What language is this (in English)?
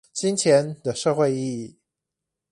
Chinese